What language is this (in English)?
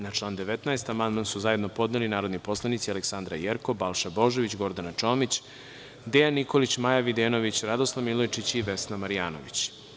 Serbian